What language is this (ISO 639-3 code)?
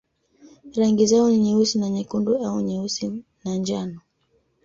swa